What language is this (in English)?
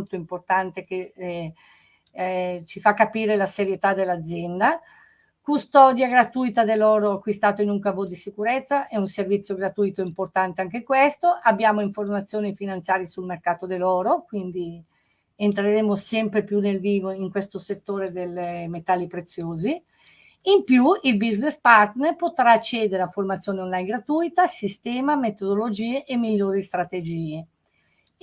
Italian